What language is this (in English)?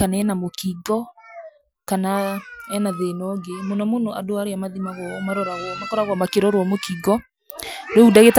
Kikuyu